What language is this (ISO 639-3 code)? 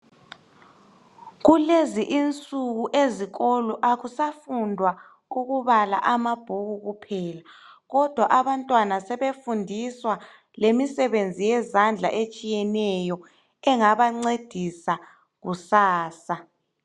nde